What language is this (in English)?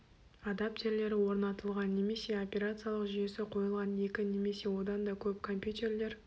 Kazakh